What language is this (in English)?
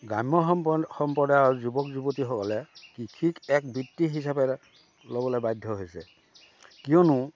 Assamese